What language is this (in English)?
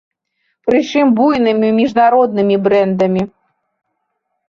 Belarusian